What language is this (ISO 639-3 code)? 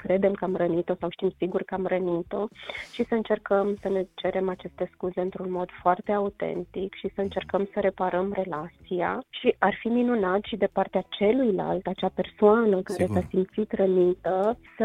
ron